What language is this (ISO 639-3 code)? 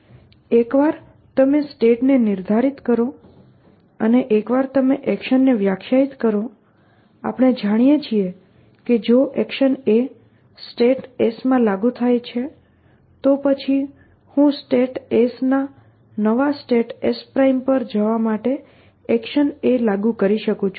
guj